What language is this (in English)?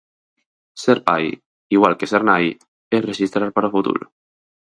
Galician